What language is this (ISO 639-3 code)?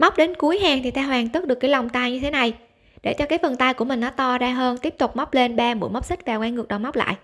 vie